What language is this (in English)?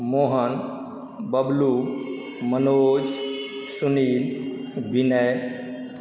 Maithili